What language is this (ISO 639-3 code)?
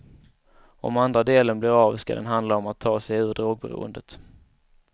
swe